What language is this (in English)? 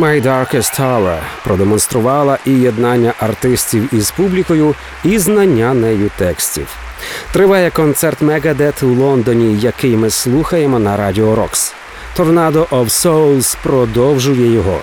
Ukrainian